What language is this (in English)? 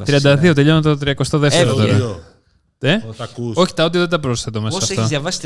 Greek